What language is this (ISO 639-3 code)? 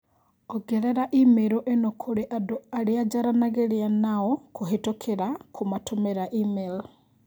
kik